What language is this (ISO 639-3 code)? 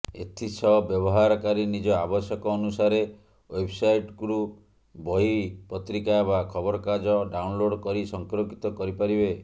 ori